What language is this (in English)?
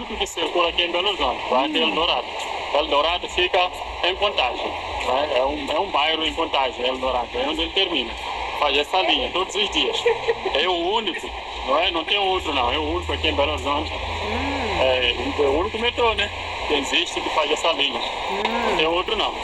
Portuguese